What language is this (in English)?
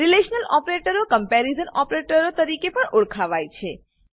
Gujarati